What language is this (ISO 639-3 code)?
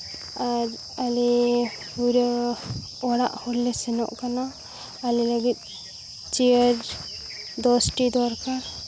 sat